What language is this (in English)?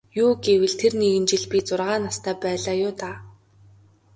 Mongolian